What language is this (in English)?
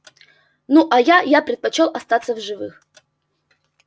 Russian